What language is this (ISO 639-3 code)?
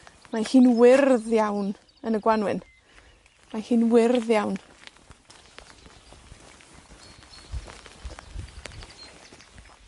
cym